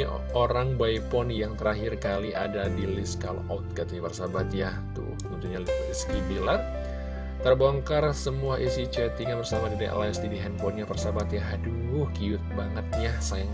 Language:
Indonesian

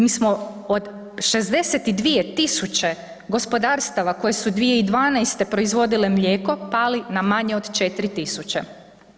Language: Croatian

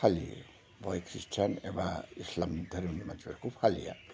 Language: Bodo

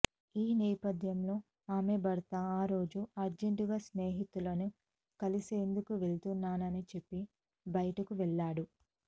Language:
Telugu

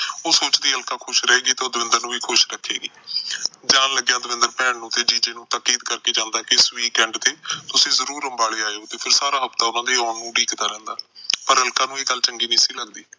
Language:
Punjabi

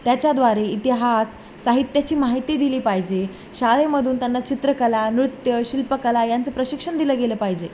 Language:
Marathi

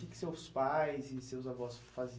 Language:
Portuguese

